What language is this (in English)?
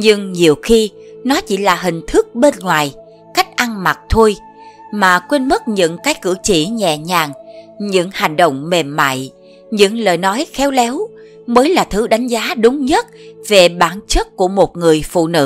Vietnamese